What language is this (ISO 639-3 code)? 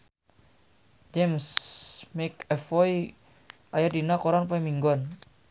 sun